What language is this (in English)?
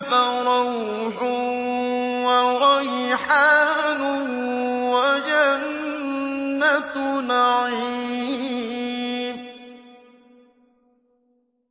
Arabic